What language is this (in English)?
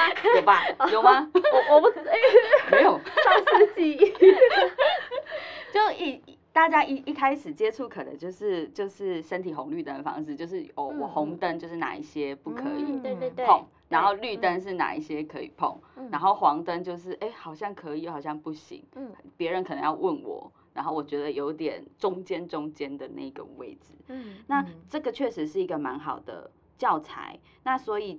Chinese